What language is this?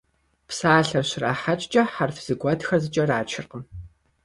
Kabardian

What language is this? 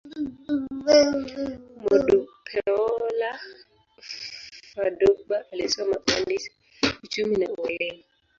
Swahili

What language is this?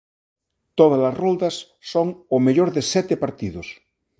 Galician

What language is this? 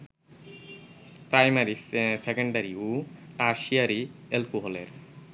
Bangla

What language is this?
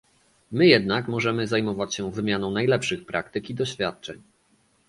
Polish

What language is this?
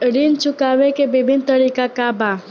Bhojpuri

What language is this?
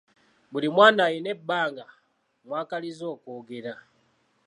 Ganda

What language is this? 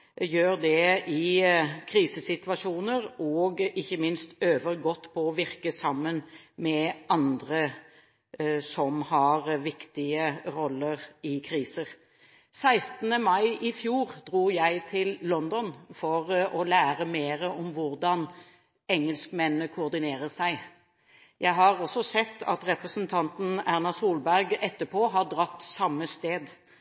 Norwegian Bokmål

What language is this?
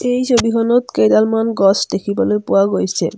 Assamese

